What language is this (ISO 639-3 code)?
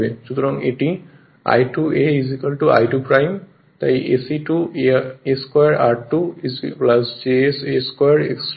ben